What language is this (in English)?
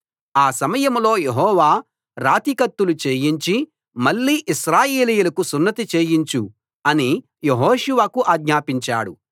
Telugu